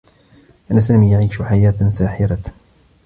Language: Arabic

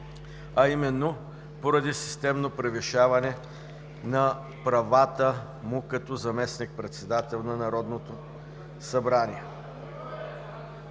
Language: Bulgarian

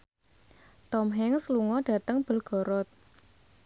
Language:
Javanese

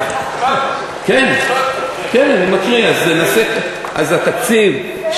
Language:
Hebrew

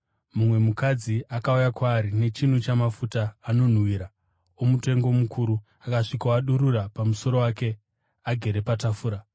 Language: Shona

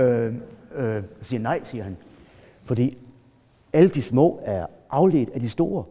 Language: Danish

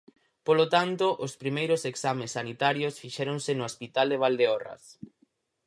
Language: Galician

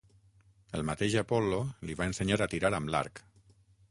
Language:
Catalan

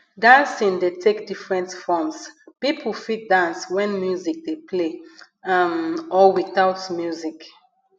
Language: Nigerian Pidgin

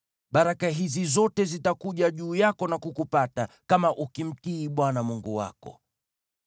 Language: Swahili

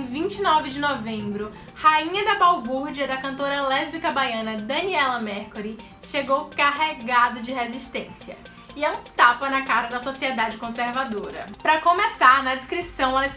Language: Portuguese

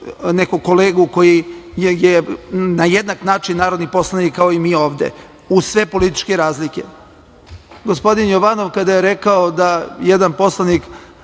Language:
Serbian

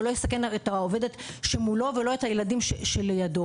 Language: Hebrew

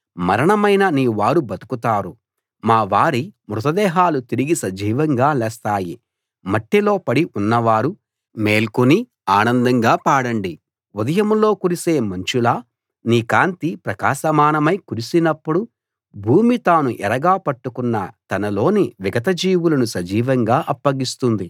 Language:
Telugu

